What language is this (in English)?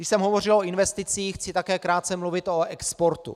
Czech